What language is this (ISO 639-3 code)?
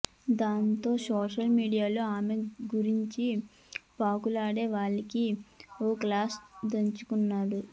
tel